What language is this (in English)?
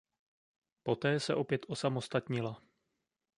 Czech